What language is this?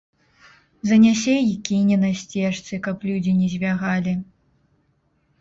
Belarusian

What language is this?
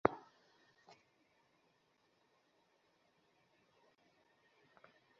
Bangla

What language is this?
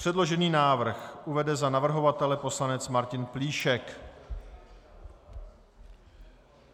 Czech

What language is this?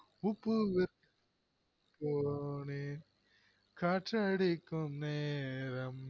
Tamil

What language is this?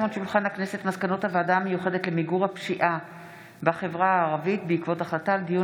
Hebrew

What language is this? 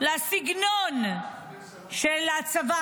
Hebrew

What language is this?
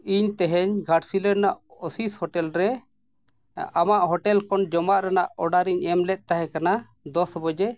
Santali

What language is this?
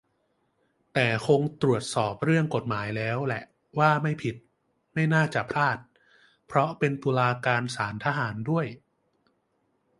Thai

